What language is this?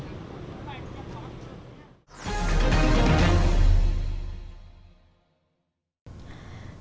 Vietnamese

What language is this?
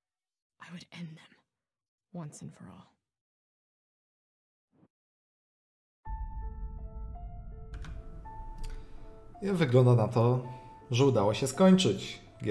Polish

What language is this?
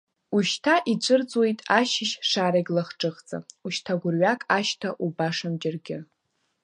Abkhazian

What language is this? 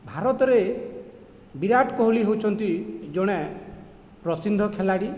Odia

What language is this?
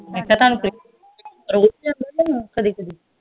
Punjabi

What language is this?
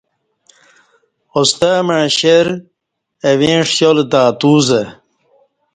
Kati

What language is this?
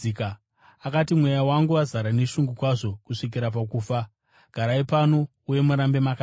Shona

